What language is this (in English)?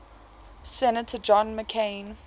English